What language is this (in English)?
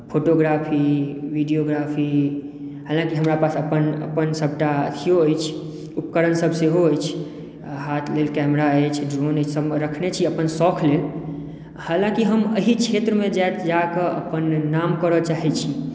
Maithili